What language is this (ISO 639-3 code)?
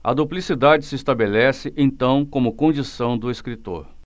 por